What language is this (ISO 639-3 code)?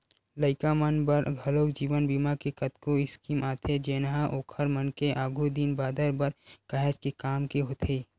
hne